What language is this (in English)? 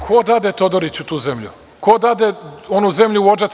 Serbian